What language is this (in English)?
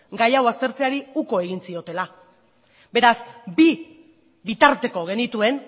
Basque